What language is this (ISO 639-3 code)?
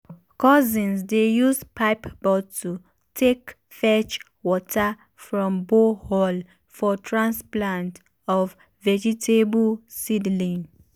pcm